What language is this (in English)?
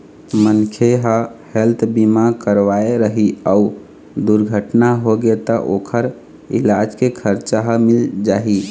Chhattisgarhi